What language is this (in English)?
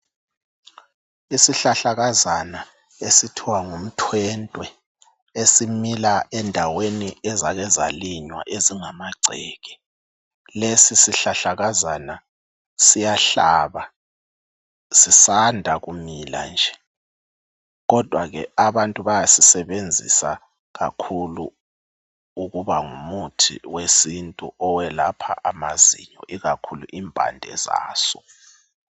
North Ndebele